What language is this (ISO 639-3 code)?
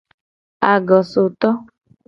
gej